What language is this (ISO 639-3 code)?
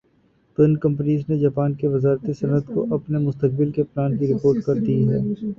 urd